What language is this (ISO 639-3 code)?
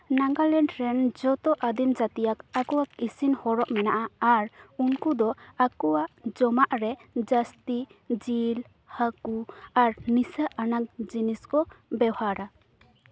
sat